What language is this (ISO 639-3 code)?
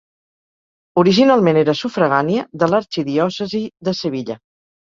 cat